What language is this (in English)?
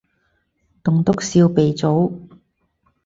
Cantonese